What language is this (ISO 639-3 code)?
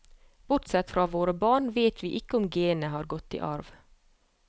nor